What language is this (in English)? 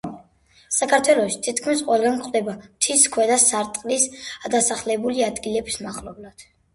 Georgian